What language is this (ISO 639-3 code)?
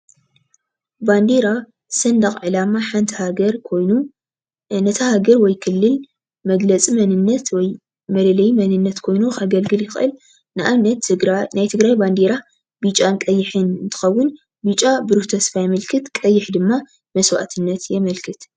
tir